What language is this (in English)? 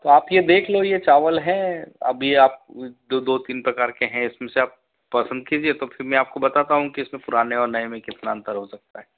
Hindi